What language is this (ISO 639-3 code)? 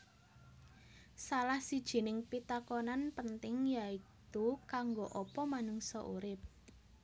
jav